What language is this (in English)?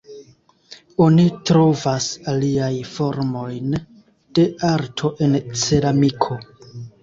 Esperanto